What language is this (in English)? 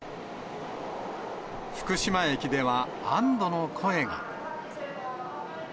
Japanese